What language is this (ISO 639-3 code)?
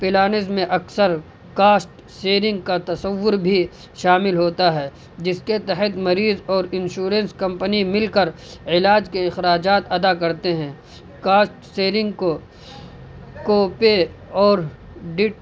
urd